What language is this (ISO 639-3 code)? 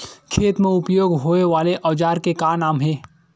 hne